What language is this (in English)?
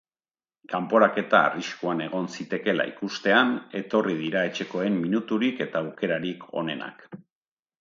Basque